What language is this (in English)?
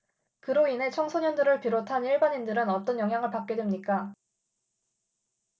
Korean